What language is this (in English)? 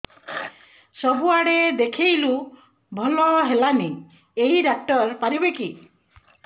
Odia